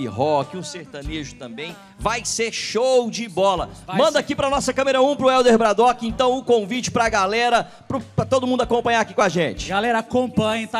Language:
Portuguese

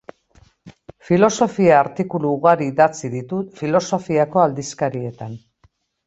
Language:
Basque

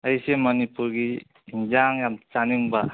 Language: Manipuri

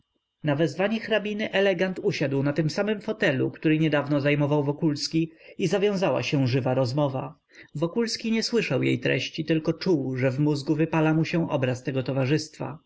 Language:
Polish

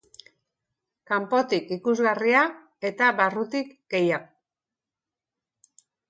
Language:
Basque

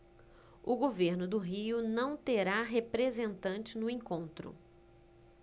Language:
Portuguese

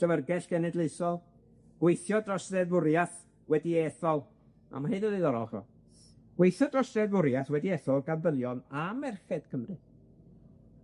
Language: Welsh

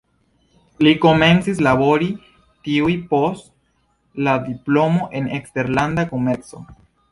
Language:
Esperanto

